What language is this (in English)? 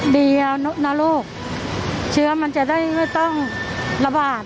Thai